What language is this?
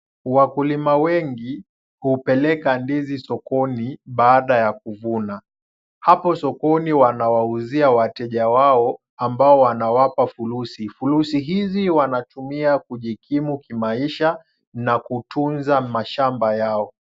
Swahili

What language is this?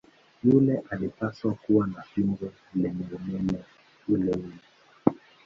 Swahili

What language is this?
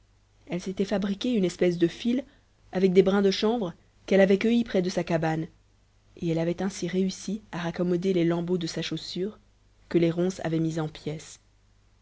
French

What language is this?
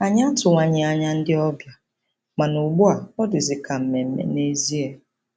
Igbo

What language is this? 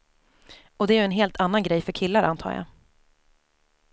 Swedish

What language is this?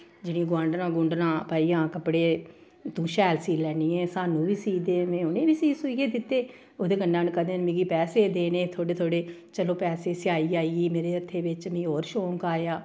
Dogri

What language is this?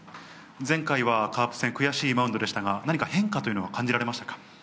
Japanese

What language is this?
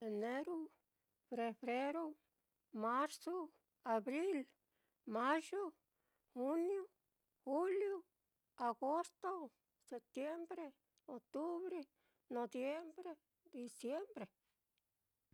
Mitlatongo Mixtec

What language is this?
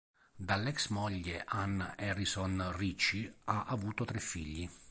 Italian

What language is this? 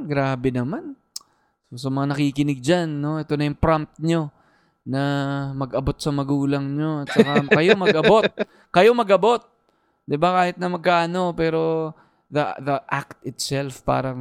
Filipino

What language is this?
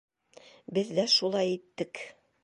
Bashkir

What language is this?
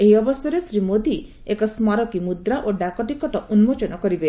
Odia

